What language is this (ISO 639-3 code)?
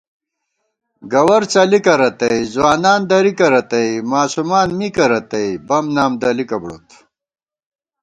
gwt